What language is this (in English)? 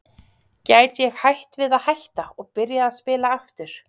Icelandic